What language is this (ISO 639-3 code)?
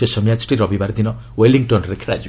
ori